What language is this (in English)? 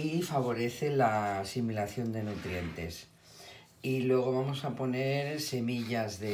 Spanish